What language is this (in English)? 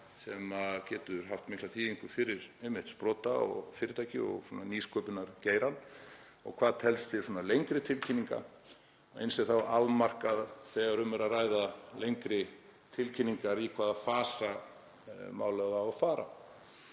Icelandic